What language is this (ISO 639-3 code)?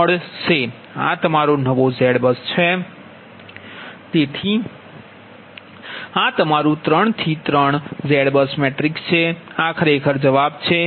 guj